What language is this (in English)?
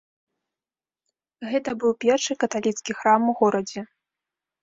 Belarusian